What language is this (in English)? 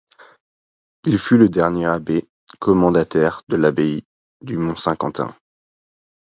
French